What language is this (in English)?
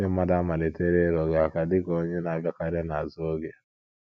Igbo